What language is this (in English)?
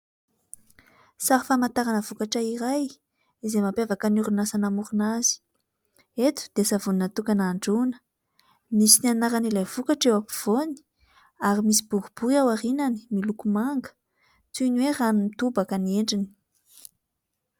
Malagasy